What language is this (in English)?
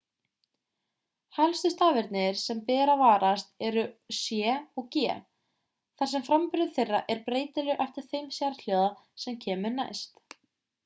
Icelandic